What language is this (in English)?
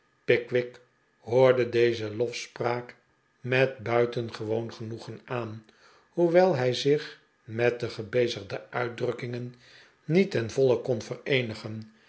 Dutch